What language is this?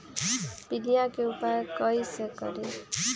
Magahi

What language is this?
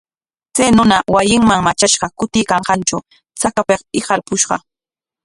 Corongo Ancash Quechua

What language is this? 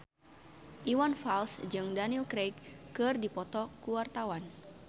Sundanese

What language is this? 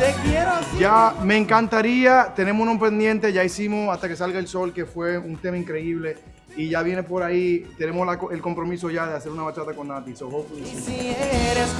Spanish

